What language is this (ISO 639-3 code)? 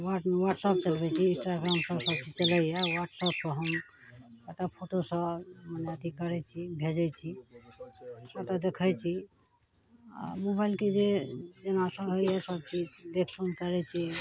mai